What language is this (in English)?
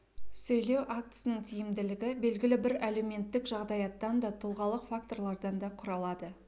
Kazakh